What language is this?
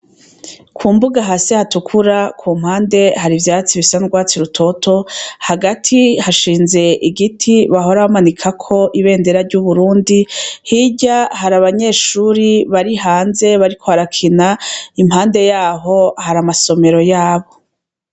Rundi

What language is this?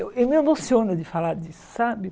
Portuguese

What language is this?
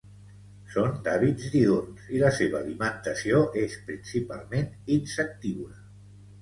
Catalan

